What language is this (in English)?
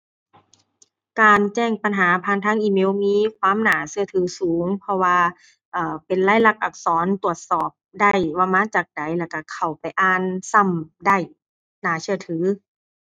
Thai